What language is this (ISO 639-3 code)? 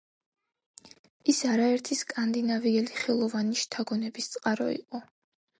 kat